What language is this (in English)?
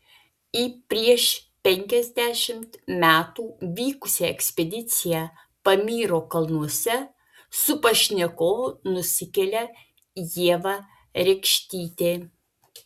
Lithuanian